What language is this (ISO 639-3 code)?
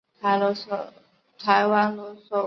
zho